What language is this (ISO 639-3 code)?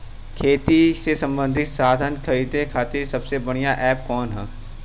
bho